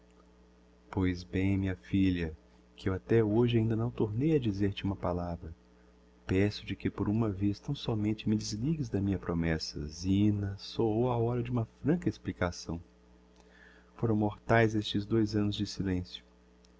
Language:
Portuguese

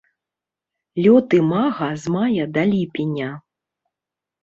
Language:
Belarusian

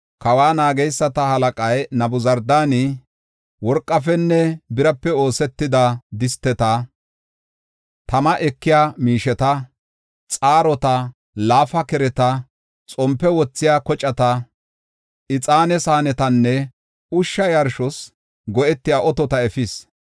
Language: Gofa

